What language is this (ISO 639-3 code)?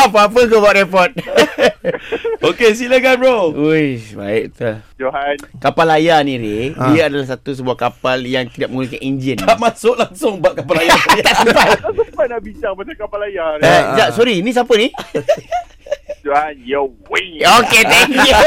msa